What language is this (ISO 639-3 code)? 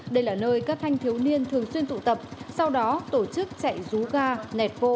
vie